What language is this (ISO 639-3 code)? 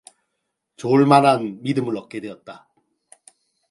kor